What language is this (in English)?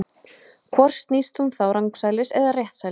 Icelandic